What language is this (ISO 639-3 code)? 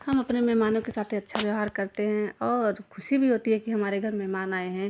hin